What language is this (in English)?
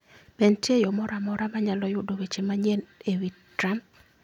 Luo (Kenya and Tanzania)